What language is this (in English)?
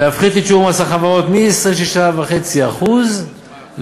Hebrew